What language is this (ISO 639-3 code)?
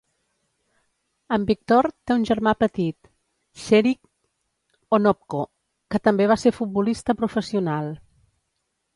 cat